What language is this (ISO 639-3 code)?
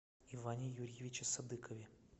rus